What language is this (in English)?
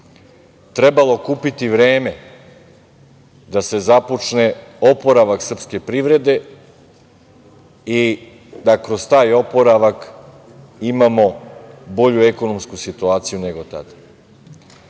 Serbian